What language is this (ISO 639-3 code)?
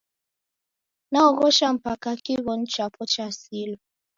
dav